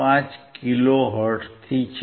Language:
Gujarati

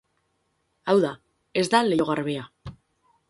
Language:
Basque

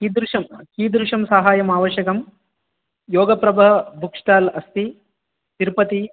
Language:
Sanskrit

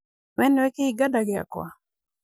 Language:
Kikuyu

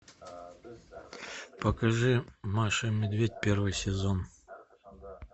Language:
Russian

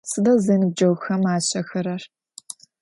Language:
Adyghe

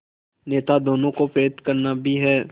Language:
Hindi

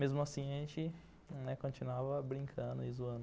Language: Portuguese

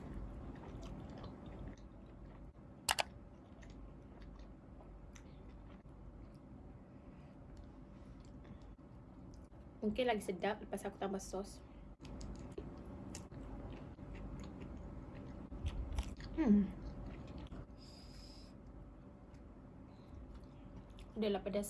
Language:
Malay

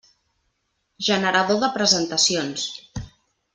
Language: Catalan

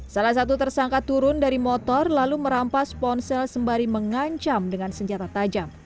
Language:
Indonesian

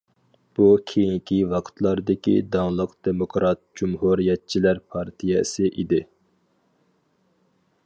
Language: Uyghur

